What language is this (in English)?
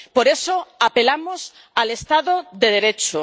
Spanish